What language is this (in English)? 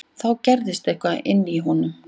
Icelandic